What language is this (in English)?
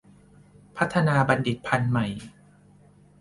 Thai